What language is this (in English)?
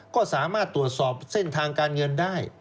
Thai